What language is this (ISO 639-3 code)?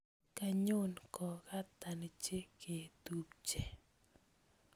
kln